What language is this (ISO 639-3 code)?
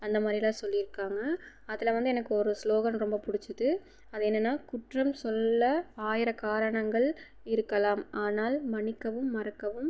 tam